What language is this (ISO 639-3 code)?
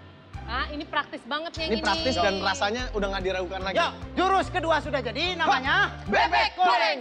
ind